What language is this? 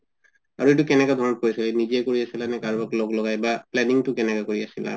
Assamese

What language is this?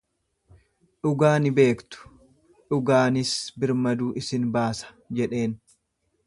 Oromo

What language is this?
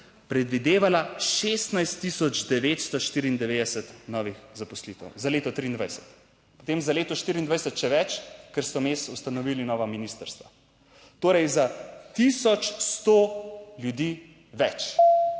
Slovenian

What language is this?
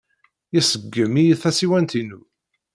Kabyle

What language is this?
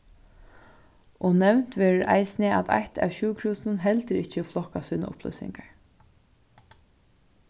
Faroese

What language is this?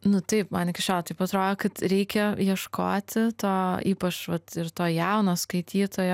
Lithuanian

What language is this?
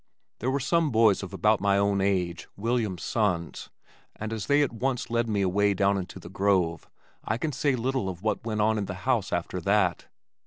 English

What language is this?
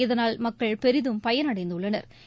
Tamil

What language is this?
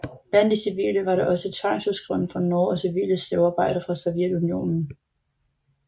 Danish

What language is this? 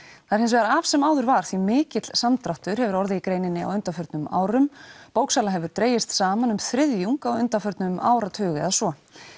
Icelandic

